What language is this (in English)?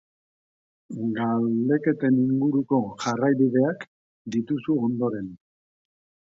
Basque